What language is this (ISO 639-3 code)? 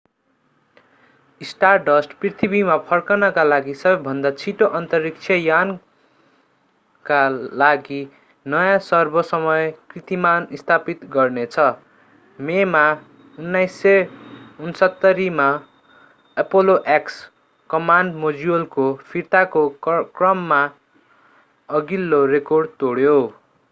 nep